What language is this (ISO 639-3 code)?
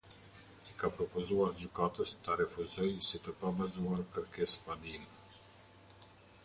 sqi